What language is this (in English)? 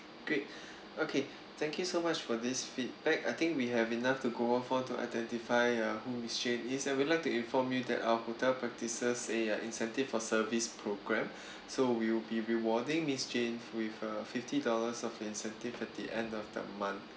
English